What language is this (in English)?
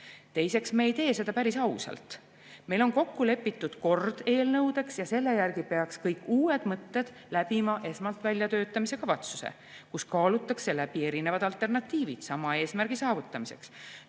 Estonian